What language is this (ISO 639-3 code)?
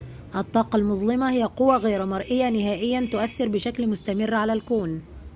ara